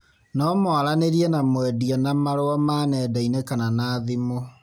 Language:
Kikuyu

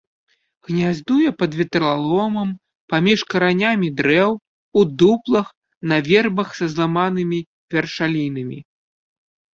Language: Belarusian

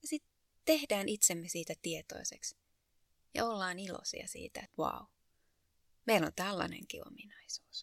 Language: Finnish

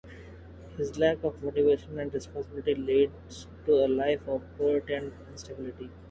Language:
English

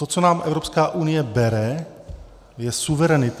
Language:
Czech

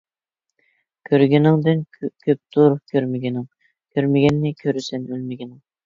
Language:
Uyghur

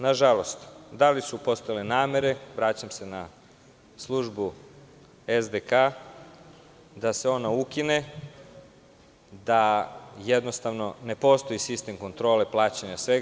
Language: Serbian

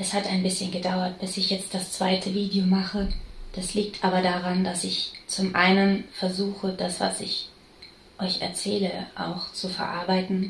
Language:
German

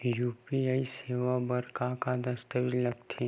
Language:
Chhattisgarhi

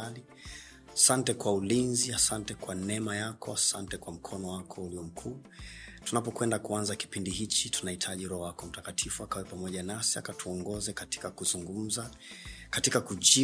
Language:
Swahili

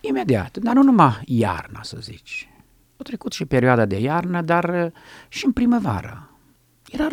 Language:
Romanian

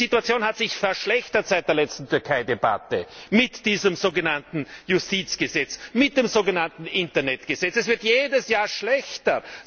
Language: German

